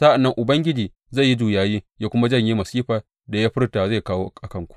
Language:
Hausa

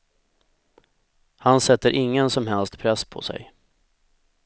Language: Swedish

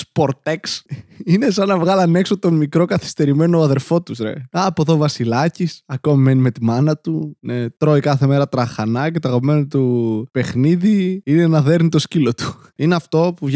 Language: Greek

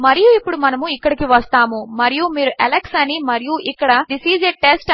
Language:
Telugu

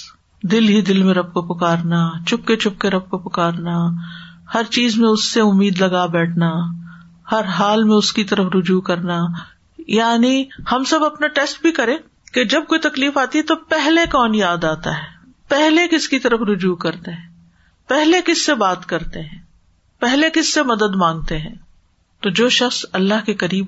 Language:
Urdu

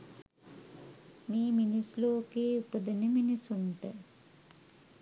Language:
Sinhala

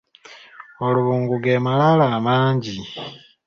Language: Ganda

